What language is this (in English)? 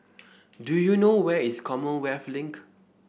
English